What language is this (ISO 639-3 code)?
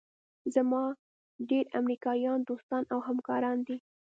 pus